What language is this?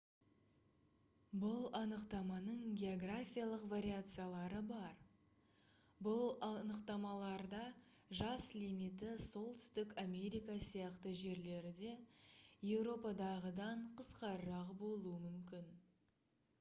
Kazakh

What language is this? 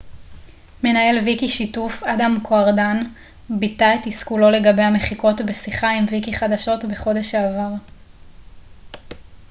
Hebrew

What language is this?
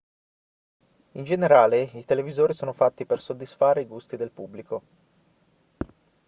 Italian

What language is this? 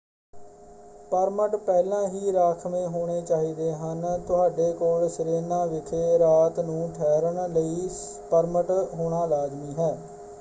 Punjabi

